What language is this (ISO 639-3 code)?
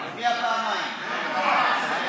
heb